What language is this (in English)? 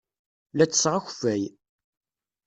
Kabyle